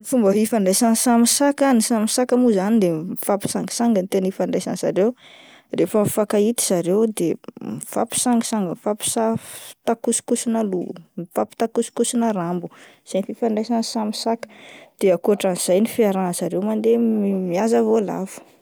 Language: Malagasy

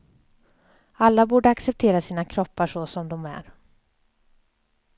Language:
Swedish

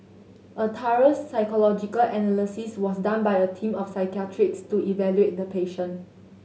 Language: English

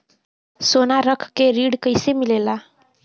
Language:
Bhojpuri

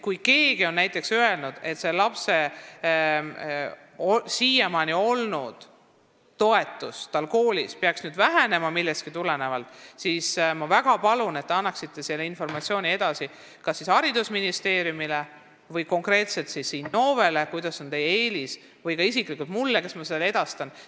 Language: Estonian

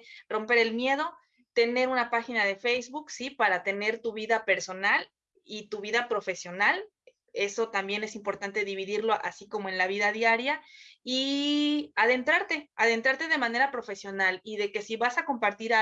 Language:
Spanish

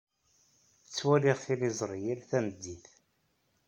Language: Kabyle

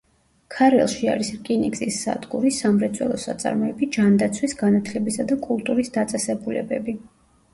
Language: Georgian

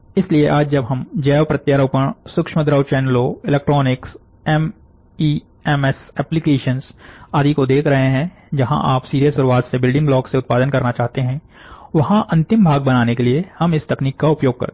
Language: Hindi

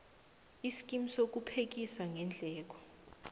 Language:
South Ndebele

